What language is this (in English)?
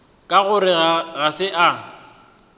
Northern Sotho